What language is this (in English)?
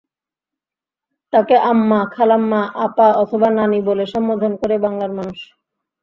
Bangla